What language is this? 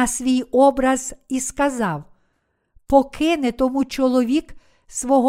Ukrainian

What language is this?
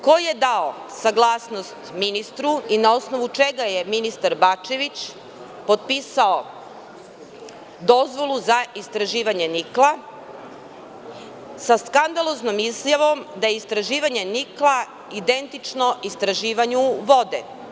Serbian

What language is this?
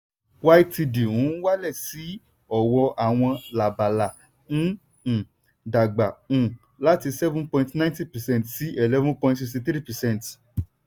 Yoruba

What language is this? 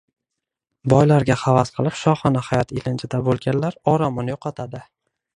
Uzbek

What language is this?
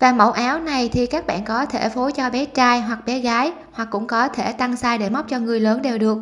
Vietnamese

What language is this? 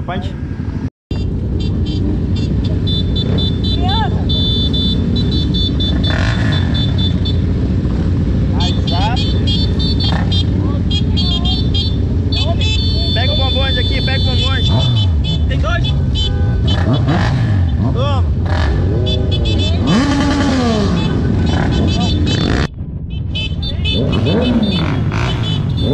Portuguese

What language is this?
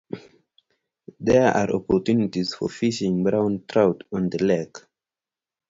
English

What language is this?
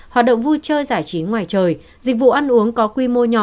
Vietnamese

